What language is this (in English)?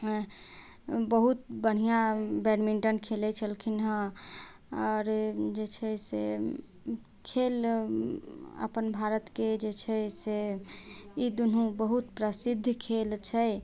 Maithili